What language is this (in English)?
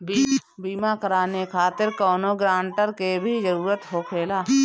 Bhojpuri